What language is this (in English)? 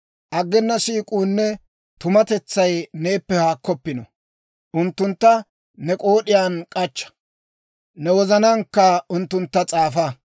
Dawro